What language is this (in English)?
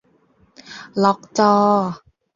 Thai